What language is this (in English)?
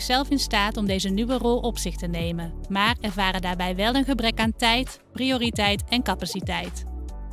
Dutch